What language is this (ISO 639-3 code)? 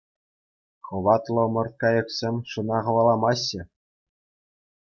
chv